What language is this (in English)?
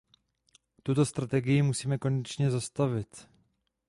Czech